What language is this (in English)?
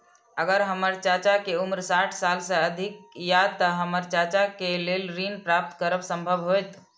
Maithili